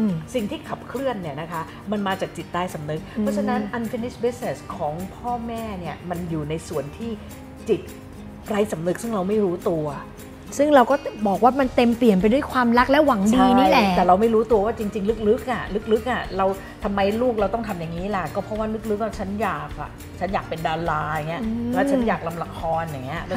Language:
Thai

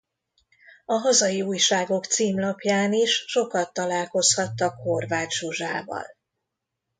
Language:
Hungarian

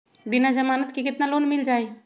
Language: Magahi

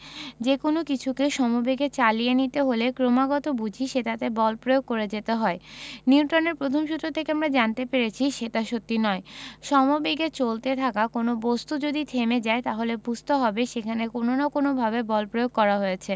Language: Bangla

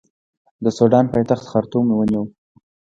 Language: Pashto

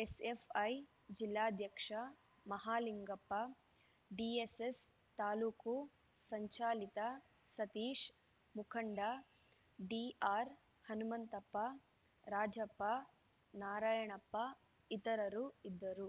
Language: Kannada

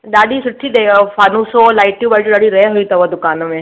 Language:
Sindhi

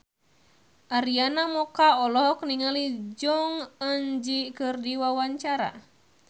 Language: Sundanese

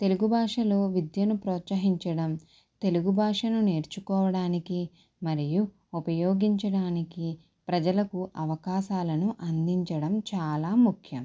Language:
Telugu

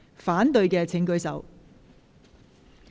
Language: Cantonese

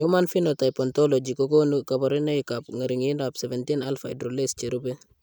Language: Kalenjin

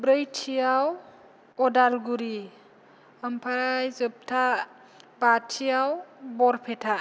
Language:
Bodo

